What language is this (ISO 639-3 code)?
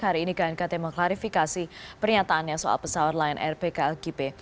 ind